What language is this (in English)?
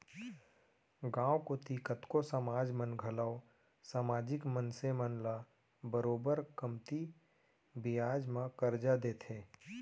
Chhattisgarhi